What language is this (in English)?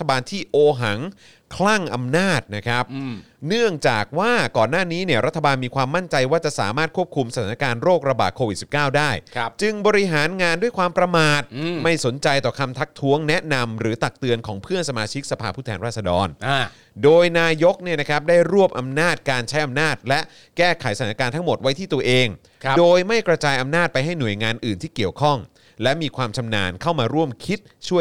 Thai